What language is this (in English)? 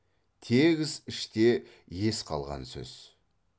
Kazakh